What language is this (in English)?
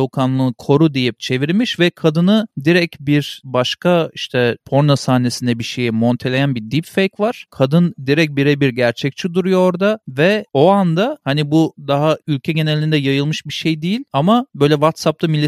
Turkish